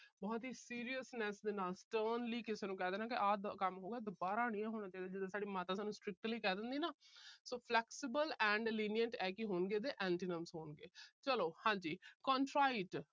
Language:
Punjabi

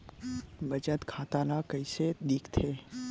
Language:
Chhattisgarhi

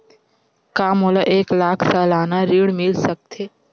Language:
Chhattisgarhi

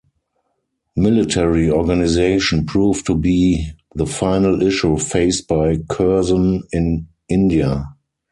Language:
English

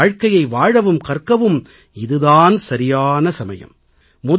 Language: Tamil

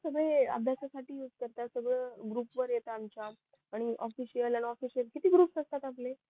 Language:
Marathi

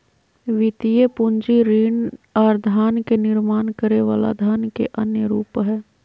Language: Magahi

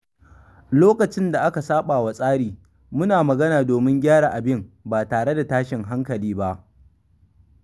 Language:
Hausa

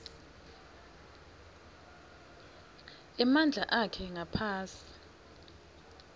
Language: Swati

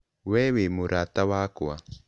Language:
Kikuyu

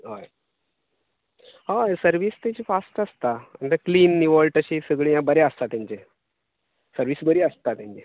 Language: Konkani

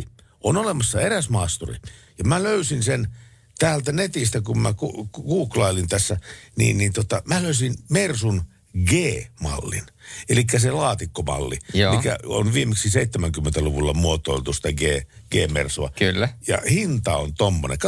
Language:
Finnish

